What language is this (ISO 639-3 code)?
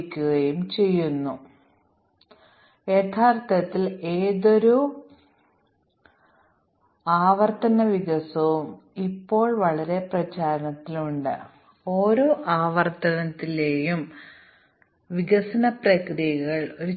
mal